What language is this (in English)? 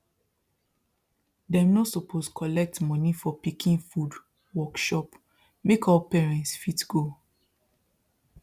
Nigerian Pidgin